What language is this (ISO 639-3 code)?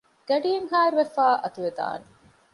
div